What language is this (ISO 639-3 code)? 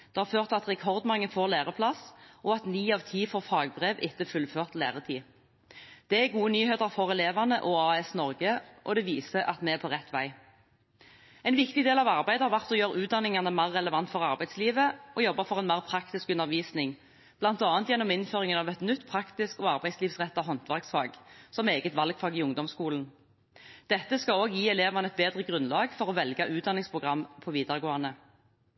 nob